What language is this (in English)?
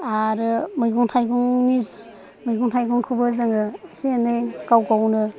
Bodo